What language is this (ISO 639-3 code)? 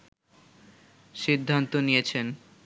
ben